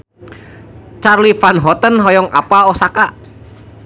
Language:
Sundanese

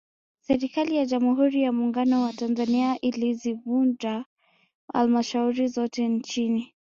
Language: Swahili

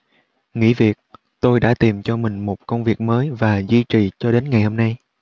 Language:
Vietnamese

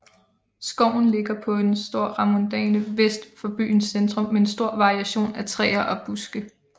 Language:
Danish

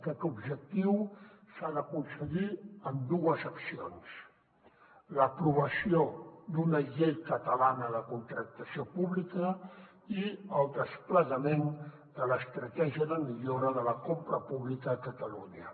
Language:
Catalan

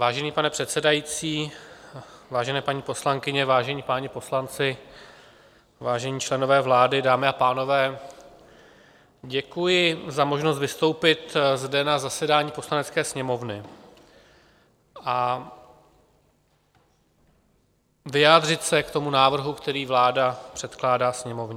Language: Czech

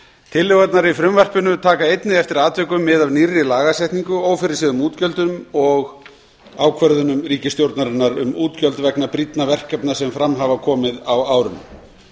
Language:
Icelandic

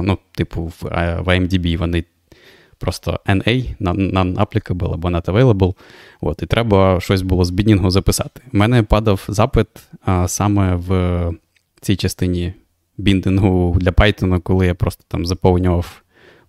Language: Ukrainian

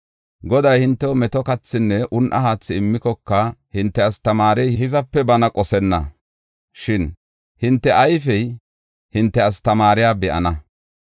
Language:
Gofa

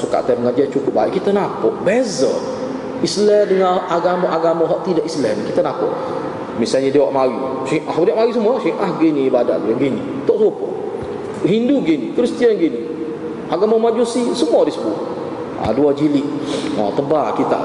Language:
Malay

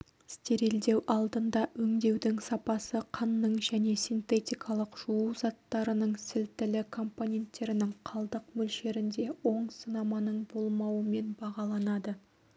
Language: Kazakh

